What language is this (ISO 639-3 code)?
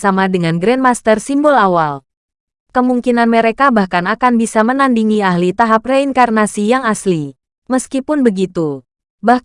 ind